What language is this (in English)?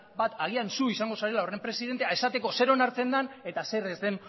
Basque